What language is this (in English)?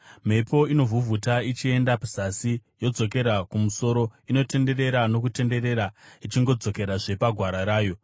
Shona